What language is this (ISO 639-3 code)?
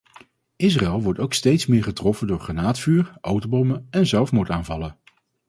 nld